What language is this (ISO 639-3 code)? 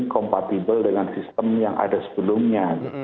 ind